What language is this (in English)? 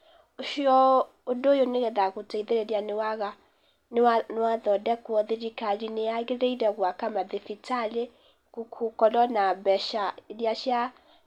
Kikuyu